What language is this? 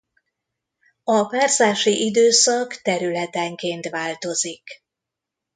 Hungarian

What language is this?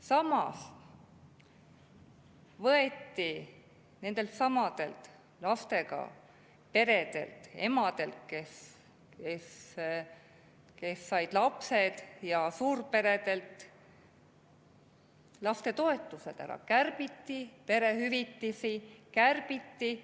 Estonian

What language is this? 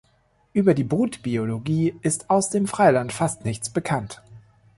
German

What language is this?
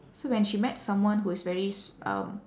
English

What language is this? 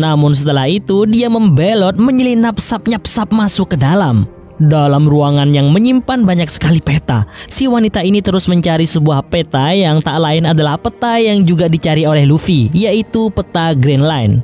Indonesian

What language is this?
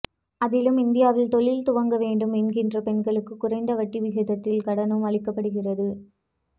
Tamil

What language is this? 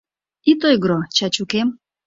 Mari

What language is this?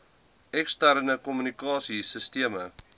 Afrikaans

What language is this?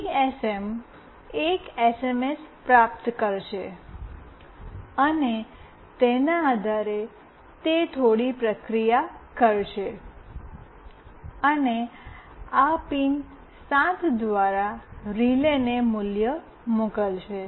Gujarati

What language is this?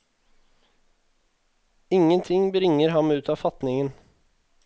Norwegian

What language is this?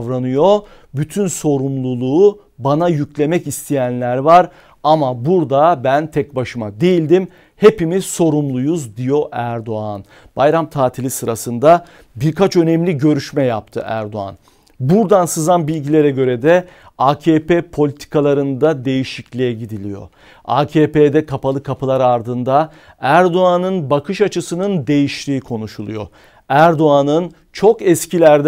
Turkish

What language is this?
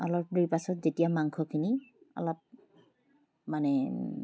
Assamese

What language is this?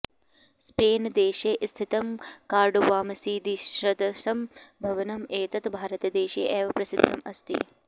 Sanskrit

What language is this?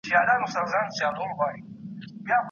Pashto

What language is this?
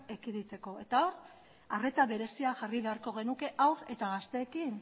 Basque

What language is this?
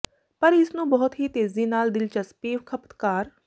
Punjabi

